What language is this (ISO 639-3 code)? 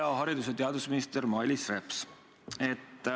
est